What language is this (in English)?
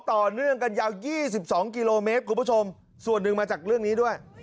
Thai